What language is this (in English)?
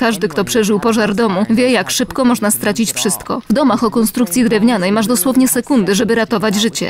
Polish